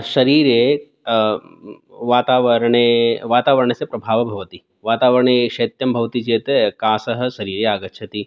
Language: Sanskrit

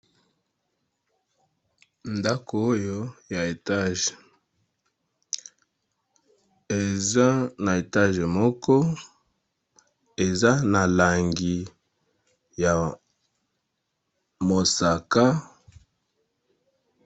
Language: Lingala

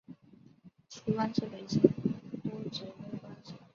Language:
Chinese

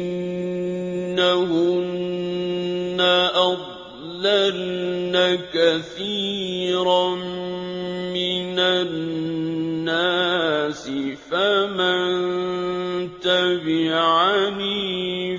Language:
Arabic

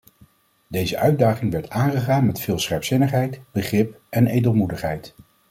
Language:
Dutch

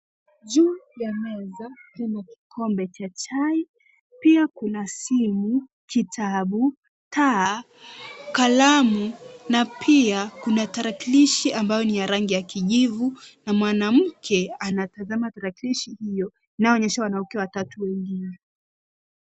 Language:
Swahili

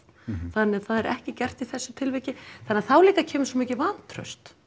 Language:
Icelandic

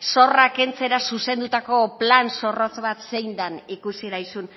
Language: Basque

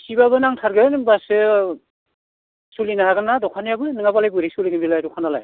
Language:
Bodo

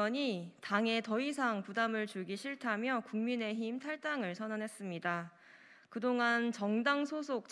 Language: Korean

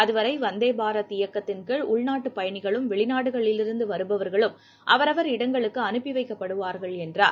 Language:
Tamil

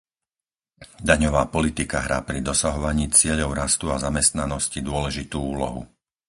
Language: Slovak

